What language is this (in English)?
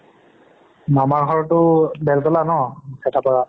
Assamese